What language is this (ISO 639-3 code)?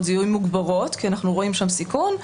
heb